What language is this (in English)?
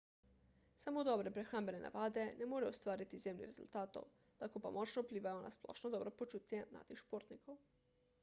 Slovenian